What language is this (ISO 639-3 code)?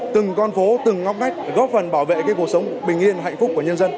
vie